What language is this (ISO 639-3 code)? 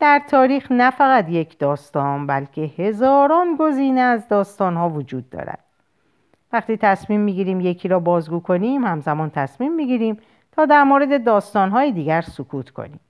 fas